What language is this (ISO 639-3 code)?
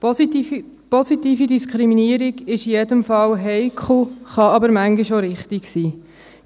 gsw